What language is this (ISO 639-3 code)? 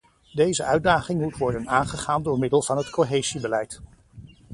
nld